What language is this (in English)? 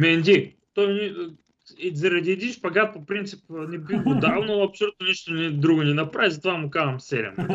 Bulgarian